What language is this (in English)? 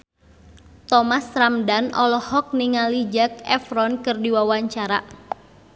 Sundanese